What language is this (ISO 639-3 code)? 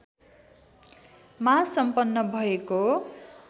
nep